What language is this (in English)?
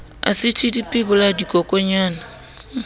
Southern Sotho